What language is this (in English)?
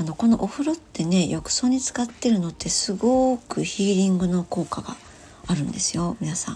Japanese